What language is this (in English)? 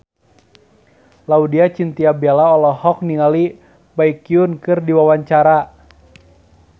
Sundanese